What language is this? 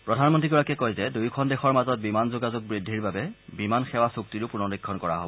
Assamese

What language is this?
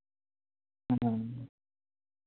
Santali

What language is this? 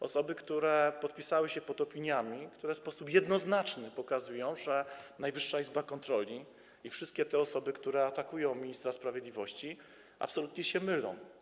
Polish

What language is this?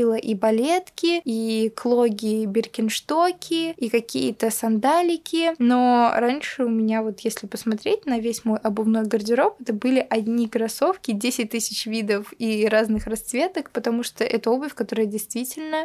Russian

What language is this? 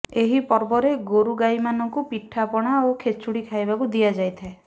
Odia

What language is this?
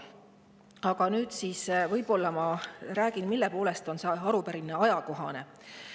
Estonian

